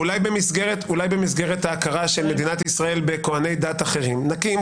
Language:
Hebrew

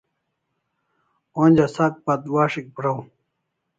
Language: Kalasha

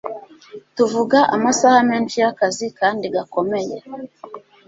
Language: Kinyarwanda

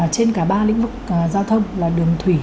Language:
Vietnamese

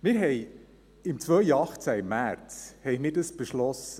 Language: Swiss German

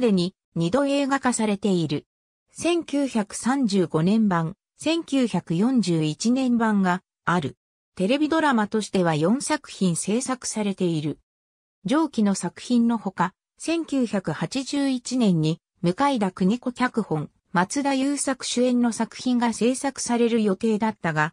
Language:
Japanese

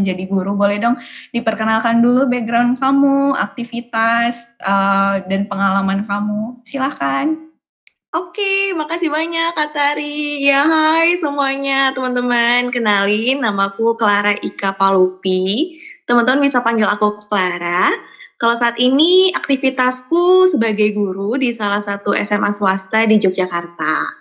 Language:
Indonesian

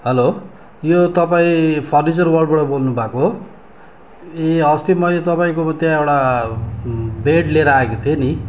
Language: Nepali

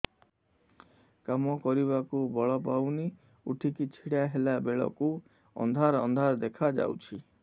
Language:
Odia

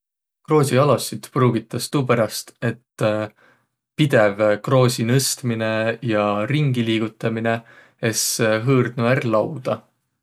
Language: Võro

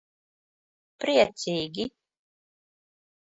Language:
Latvian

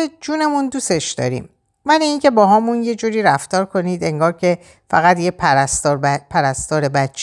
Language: Persian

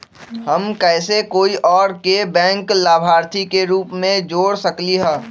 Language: Magahi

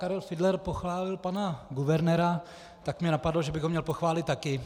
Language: Czech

